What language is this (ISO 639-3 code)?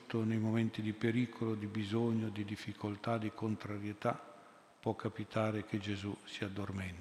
ita